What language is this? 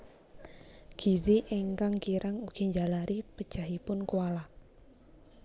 Javanese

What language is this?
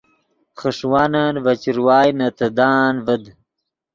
Yidgha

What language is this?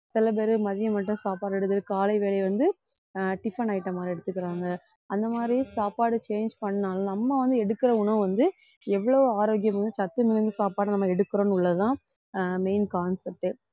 Tamil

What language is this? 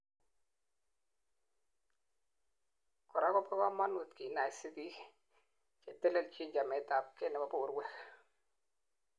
Kalenjin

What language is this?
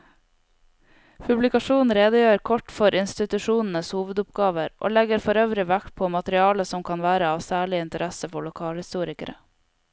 Norwegian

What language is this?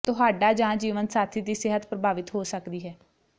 Punjabi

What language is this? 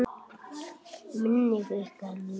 Icelandic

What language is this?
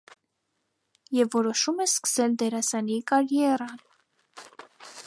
Armenian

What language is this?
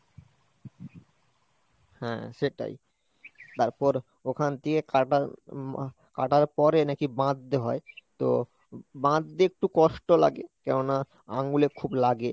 Bangla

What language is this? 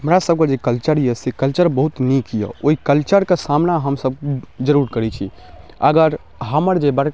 Maithili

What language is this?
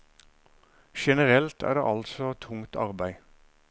Norwegian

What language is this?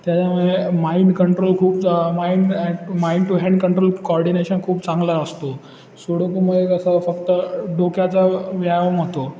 Marathi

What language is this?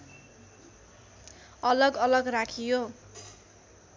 Nepali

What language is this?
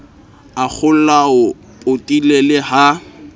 Southern Sotho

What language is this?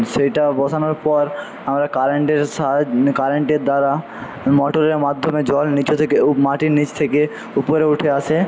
Bangla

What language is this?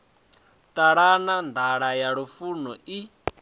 Venda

